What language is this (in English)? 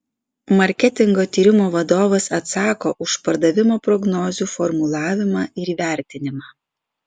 Lithuanian